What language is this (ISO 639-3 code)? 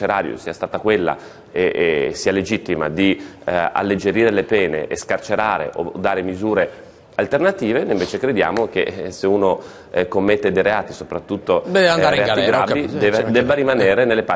ita